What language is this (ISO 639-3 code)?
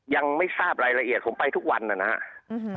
tha